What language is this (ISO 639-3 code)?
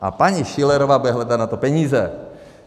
ces